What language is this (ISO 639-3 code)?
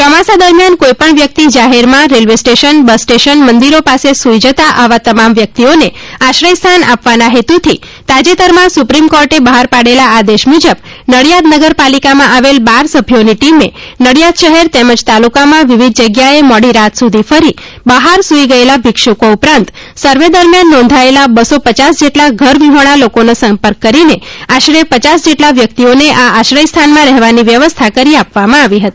guj